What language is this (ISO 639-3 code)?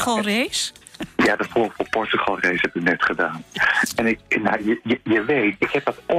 nld